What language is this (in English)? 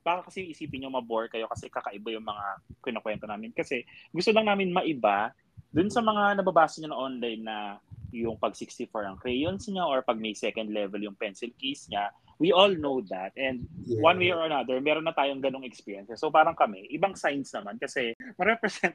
Filipino